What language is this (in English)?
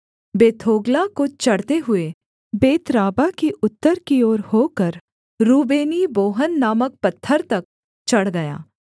Hindi